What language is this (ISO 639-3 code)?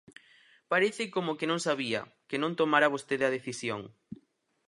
glg